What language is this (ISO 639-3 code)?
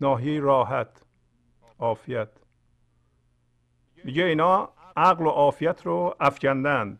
fas